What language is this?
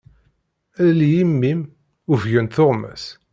Kabyle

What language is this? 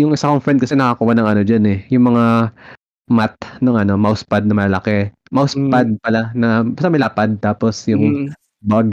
Filipino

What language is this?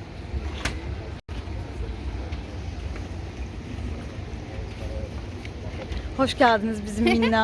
Turkish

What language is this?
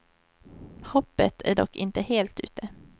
Swedish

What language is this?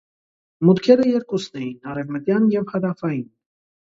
Armenian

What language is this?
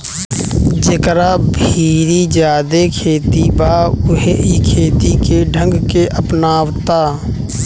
Bhojpuri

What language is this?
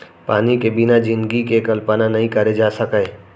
Chhattisgarhi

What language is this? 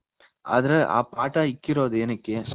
Kannada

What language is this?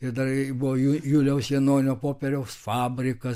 Lithuanian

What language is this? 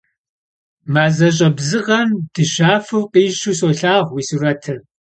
Kabardian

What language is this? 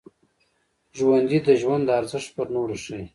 Pashto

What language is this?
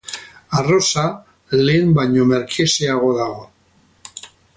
Basque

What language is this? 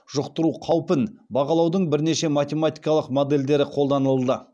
Kazakh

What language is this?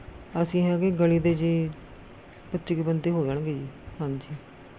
Punjabi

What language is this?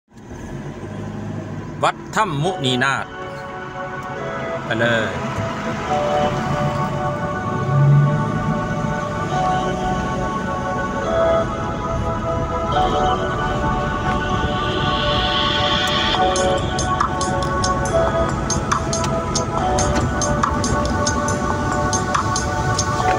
Thai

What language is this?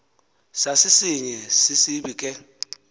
Xhosa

